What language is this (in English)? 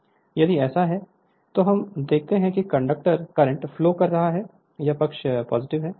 Hindi